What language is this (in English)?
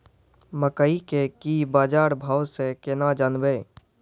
Maithili